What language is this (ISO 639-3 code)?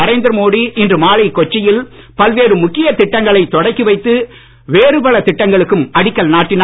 tam